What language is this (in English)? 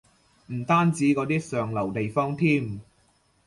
Cantonese